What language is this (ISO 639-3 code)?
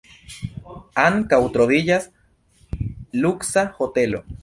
epo